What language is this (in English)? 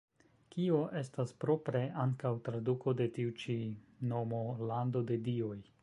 Esperanto